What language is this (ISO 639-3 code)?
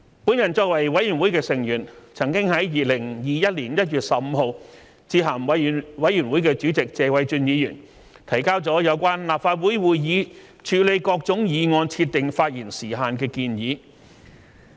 yue